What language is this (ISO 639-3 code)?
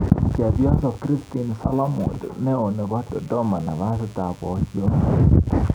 kln